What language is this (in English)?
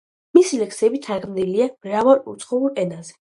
Georgian